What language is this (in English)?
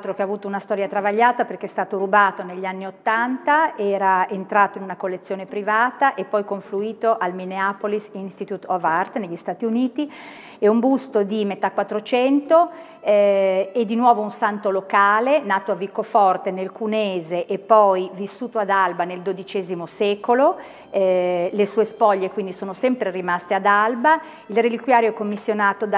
Italian